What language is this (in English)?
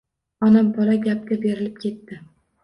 Uzbek